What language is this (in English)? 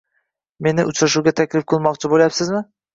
Uzbek